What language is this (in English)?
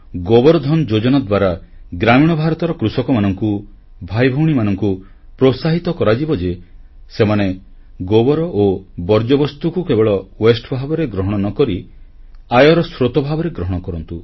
Odia